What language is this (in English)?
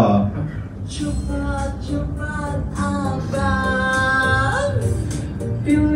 Indonesian